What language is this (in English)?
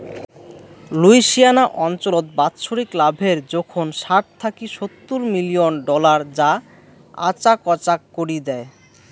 Bangla